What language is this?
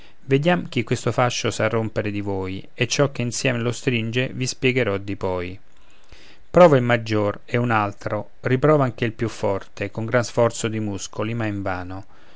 Italian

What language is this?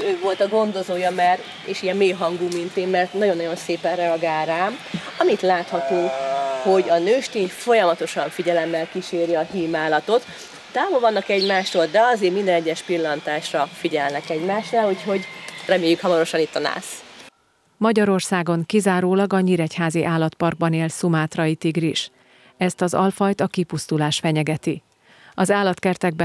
Hungarian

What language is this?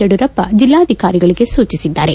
Kannada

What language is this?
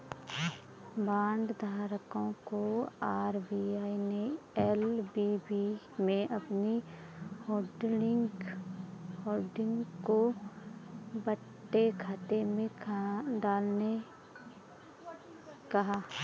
Hindi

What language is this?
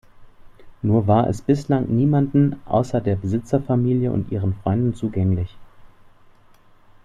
German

